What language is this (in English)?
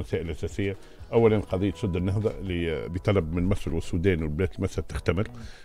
Arabic